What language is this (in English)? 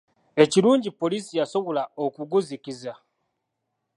Ganda